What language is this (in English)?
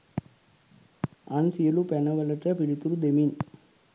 Sinhala